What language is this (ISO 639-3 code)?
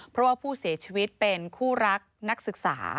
tha